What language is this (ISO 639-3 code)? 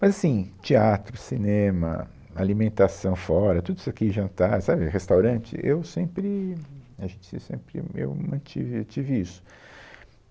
por